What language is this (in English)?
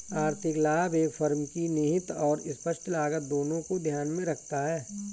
Hindi